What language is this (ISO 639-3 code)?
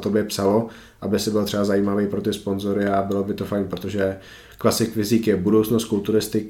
ces